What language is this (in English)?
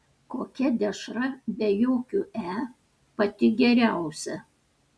Lithuanian